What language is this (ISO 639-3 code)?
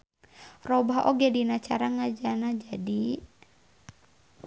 sun